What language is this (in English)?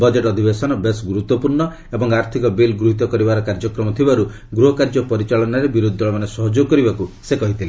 Odia